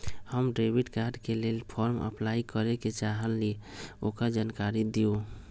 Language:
Magahi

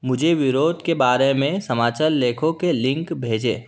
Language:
Hindi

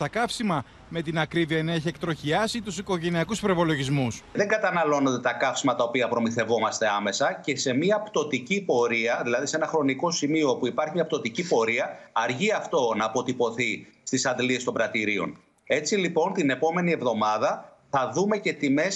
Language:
Greek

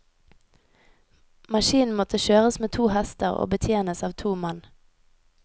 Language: Norwegian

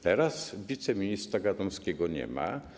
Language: Polish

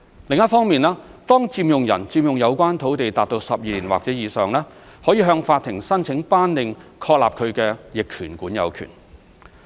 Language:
Cantonese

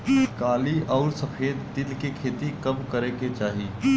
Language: Bhojpuri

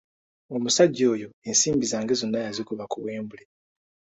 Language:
Ganda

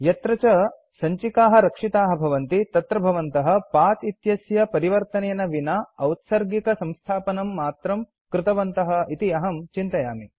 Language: Sanskrit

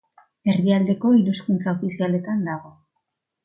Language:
Basque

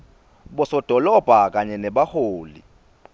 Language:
Swati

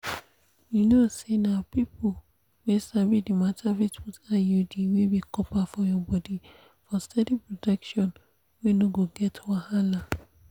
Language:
Nigerian Pidgin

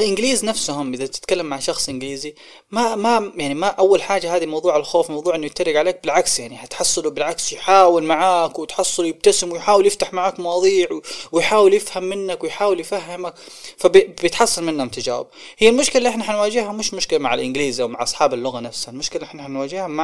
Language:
Arabic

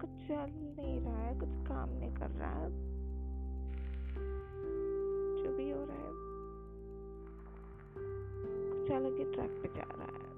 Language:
Hindi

